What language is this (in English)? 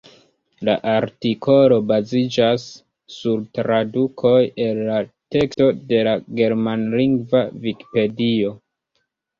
Esperanto